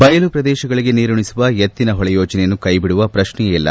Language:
Kannada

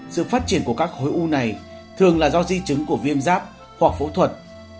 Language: Vietnamese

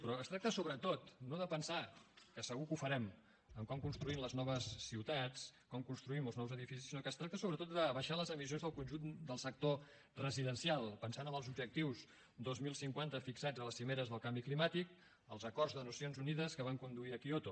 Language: Catalan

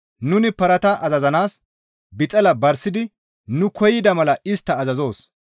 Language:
Gamo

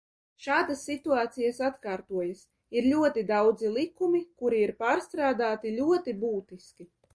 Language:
Latvian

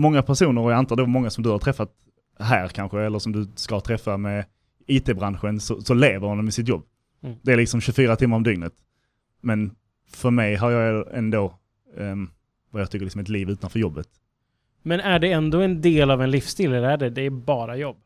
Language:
Swedish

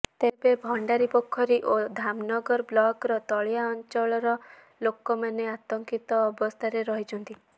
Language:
Odia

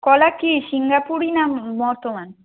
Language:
Bangla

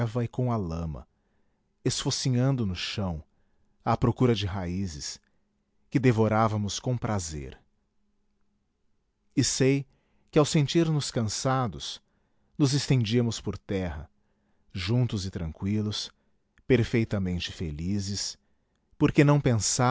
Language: Portuguese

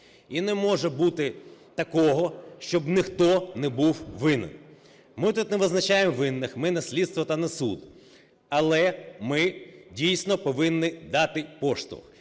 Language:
Ukrainian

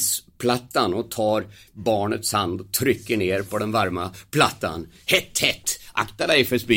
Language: Swedish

